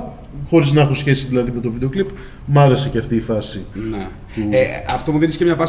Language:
Greek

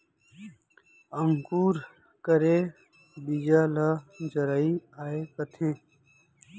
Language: Chhattisgarhi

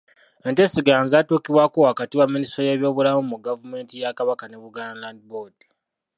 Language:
Ganda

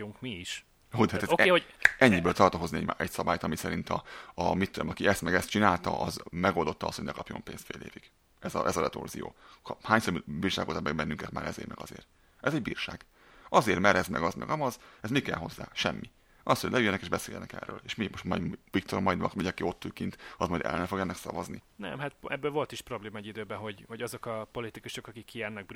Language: Hungarian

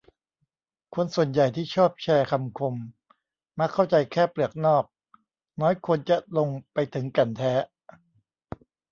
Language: Thai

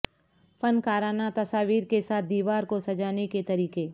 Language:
Urdu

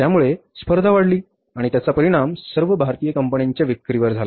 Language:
Marathi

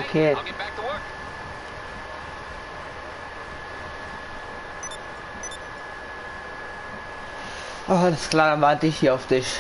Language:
German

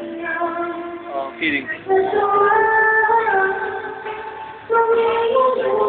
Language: Indonesian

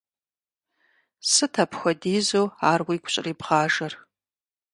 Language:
Kabardian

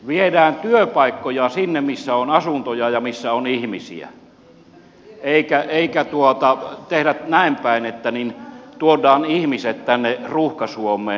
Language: Finnish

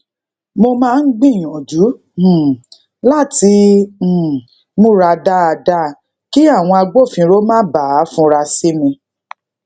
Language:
Yoruba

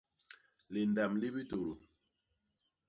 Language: Basaa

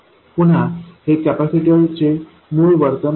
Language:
Marathi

